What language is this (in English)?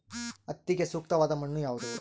Kannada